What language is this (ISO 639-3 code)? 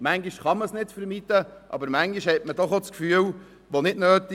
gsw